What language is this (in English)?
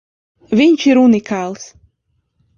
Latvian